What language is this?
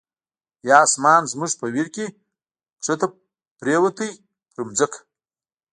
Pashto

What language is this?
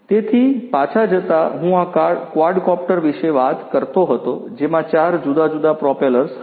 Gujarati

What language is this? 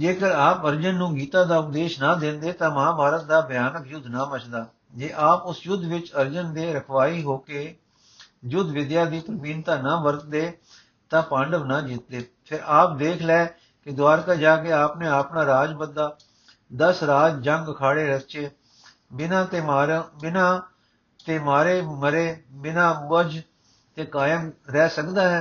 Punjabi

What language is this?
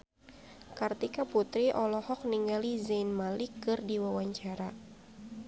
Sundanese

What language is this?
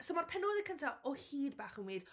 Welsh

